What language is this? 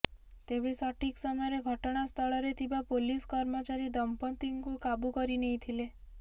Odia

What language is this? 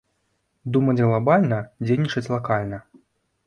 Belarusian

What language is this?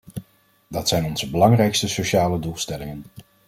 Dutch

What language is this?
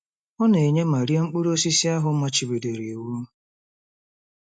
Igbo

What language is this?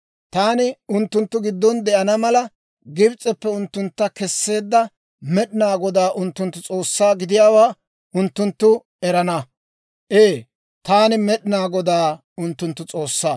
Dawro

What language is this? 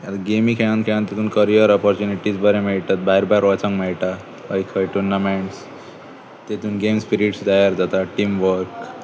Konkani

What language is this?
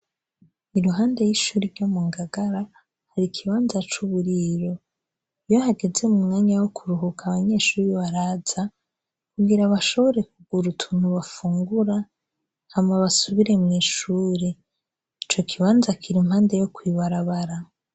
Rundi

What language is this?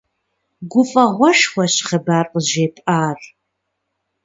Kabardian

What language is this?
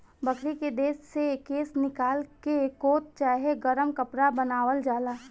Bhojpuri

